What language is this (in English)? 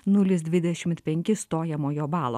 Lithuanian